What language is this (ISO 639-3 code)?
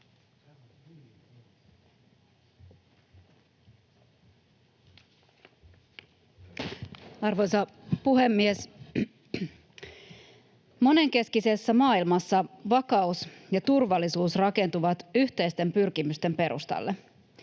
fin